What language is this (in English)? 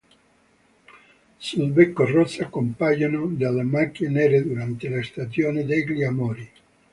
Italian